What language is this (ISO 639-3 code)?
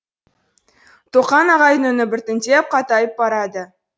kaz